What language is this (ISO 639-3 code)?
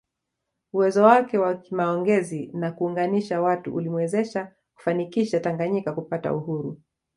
swa